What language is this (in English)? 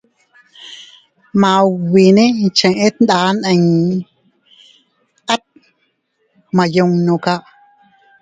Teutila Cuicatec